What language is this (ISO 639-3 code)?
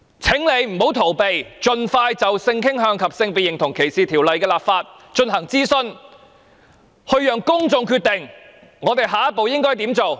yue